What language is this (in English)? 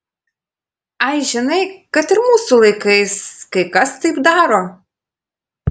Lithuanian